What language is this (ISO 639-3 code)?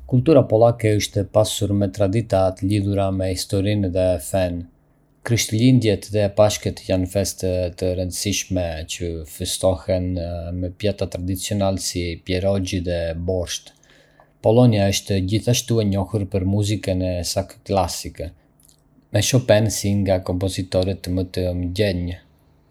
aae